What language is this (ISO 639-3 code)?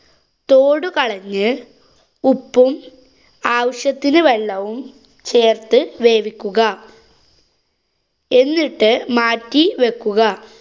mal